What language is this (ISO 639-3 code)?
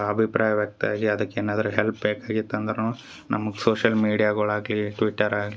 kan